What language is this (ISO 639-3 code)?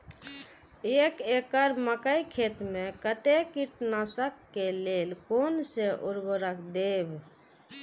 mai